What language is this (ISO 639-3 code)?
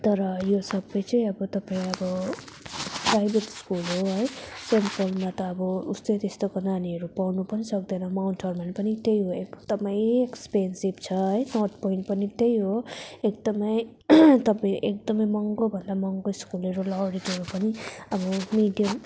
nep